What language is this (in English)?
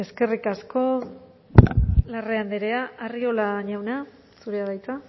Basque